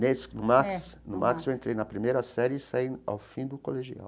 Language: Portuguese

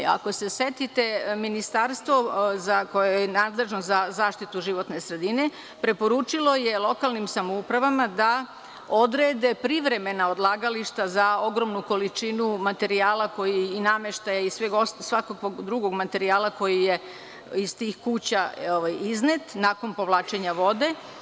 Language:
Serbian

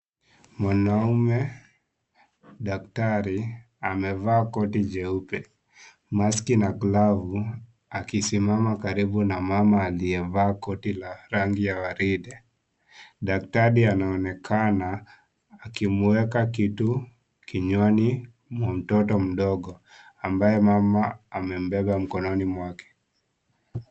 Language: Swahili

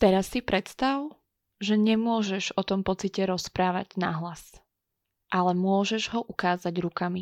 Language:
Slovak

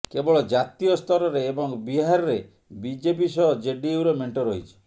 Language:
Odia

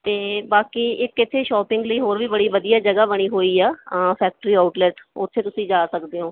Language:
Punjabi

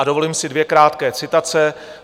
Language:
Czech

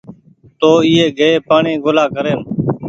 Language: Goaria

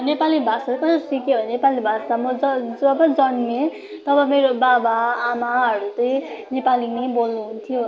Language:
Nepali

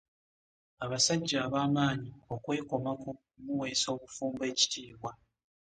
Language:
Ganda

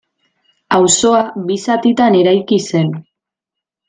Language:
Basque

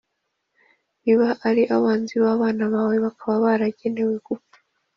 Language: Kinyarwanda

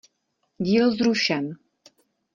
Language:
Czech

